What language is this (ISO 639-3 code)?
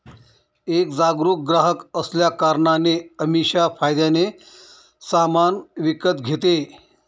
mar